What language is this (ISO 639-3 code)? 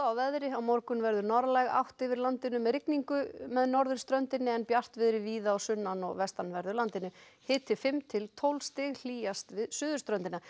isl